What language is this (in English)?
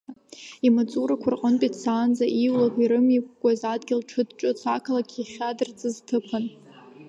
Abkhazian